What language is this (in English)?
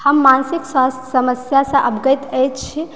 Maithili